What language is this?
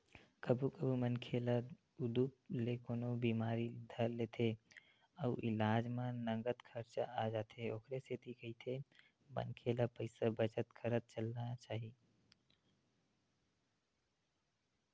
Chhattisgarhi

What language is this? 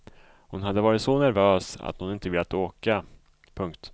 Swedish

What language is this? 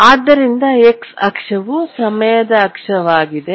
Kannada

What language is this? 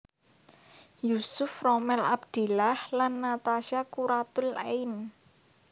Javanese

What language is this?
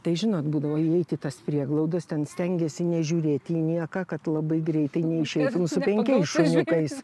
Lithuanian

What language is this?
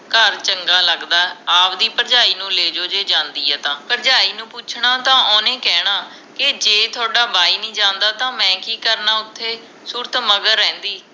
Punjabi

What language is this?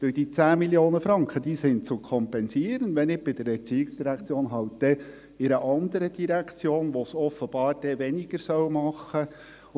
Swiss German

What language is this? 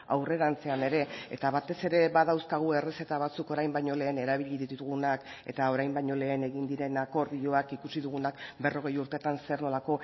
Basque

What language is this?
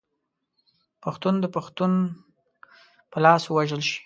Pashto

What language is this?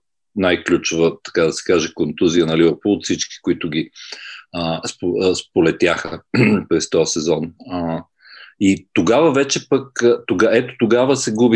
Bulgarian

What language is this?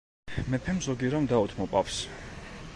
Georgian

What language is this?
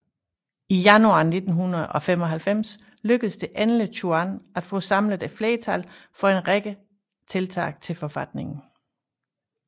Danish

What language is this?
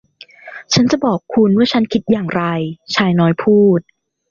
Thai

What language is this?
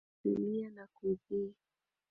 Swahili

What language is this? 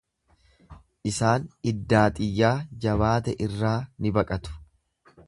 Oromo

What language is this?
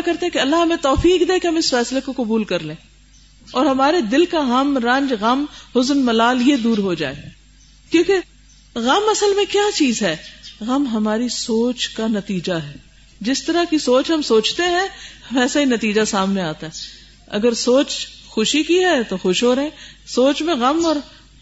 Urdu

